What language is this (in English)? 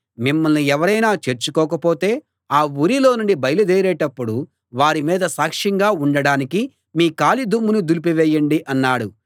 Telugu